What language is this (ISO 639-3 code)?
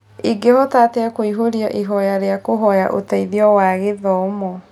kik